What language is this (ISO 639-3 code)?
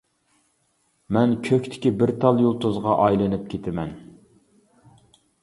uig